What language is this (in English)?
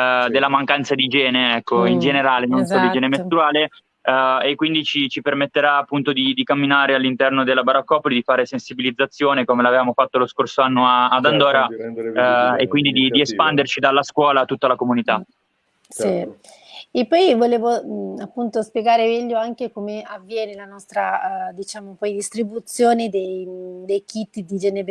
Italian